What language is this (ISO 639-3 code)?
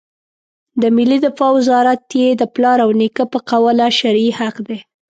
pus